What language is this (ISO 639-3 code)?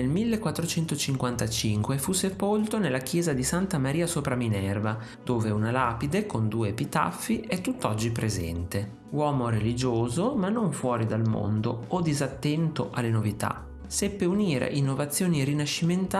ita